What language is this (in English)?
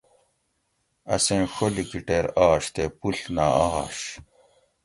Gawri